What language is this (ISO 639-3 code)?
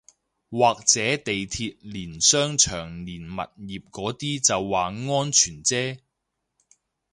yue